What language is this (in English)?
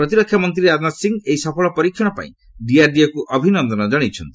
Odia